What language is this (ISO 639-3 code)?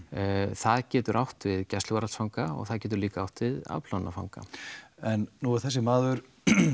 isl